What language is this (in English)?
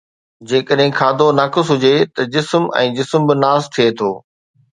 Sindhi